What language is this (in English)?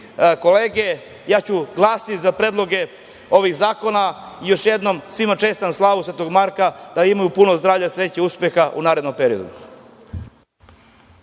Serbian